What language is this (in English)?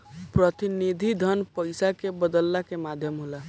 Bhojpuri